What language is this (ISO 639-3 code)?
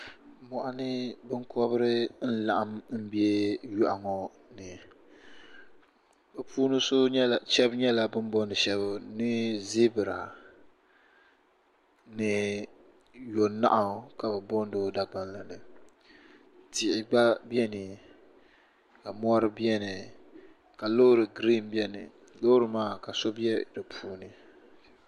dag